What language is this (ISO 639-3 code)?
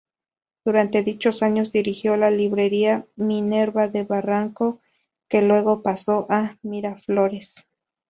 spa